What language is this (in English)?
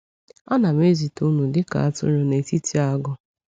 Igbo